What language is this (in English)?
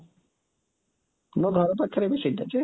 Odia